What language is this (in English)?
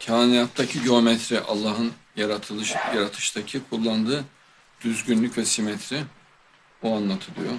Turkish